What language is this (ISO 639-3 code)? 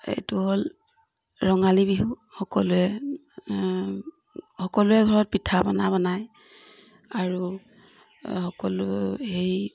asm